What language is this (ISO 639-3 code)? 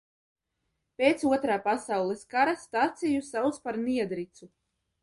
lav